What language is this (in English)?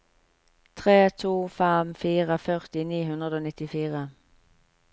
Norwegian